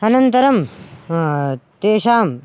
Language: Sanskrit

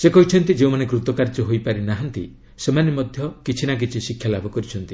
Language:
Odia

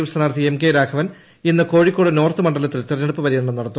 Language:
Malayalam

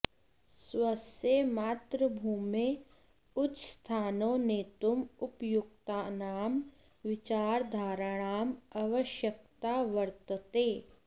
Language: Sanskrit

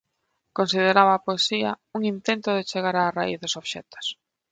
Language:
Galician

